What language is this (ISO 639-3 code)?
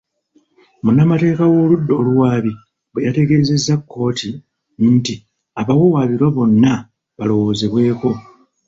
lug